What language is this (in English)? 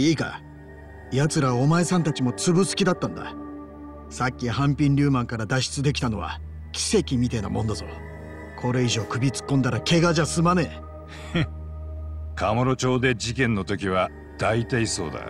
Japanese